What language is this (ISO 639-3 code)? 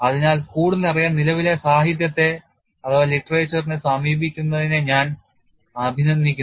mal